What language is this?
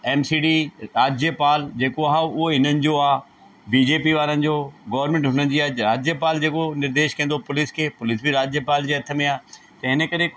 Sindhi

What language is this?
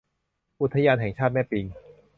Thai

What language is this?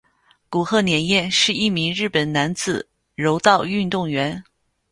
Chinese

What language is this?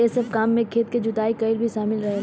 Bhojpuri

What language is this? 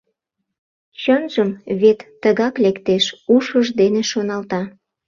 Mari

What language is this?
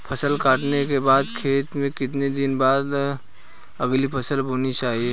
Hindi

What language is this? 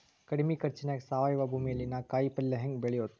Kannada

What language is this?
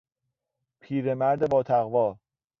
Persian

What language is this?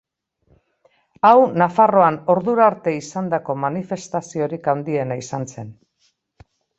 Basque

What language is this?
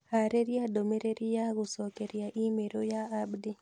Kikuyu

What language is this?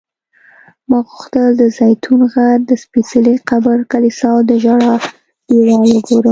Pashto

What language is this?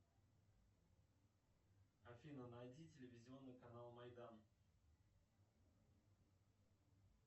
Russian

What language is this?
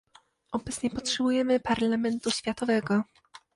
Polish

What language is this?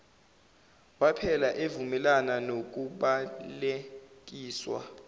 Zulu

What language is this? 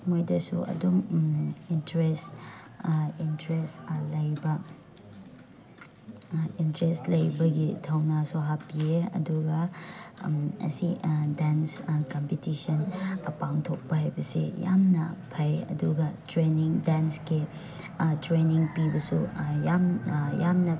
Manipuri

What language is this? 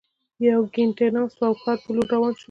Pashto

